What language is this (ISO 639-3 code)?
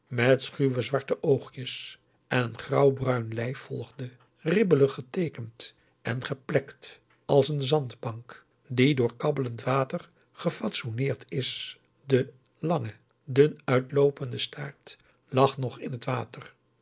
nld